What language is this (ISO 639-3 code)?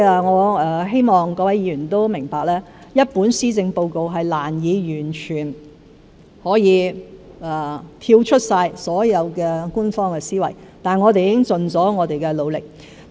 yue